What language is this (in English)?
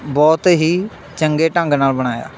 Punjabi